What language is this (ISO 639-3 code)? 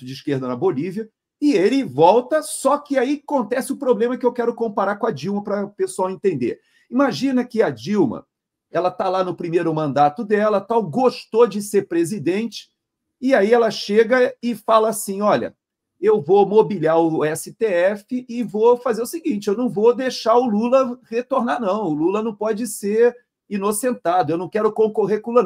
por